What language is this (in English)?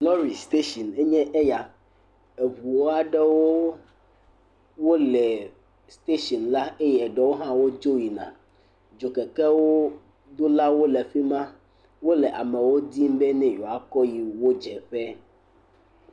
Ewe